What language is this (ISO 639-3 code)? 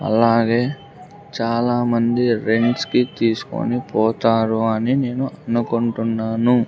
tel